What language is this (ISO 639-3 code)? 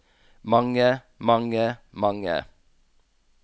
nor